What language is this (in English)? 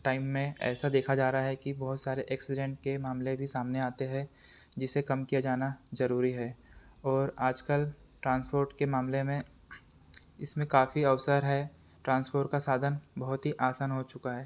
Hindi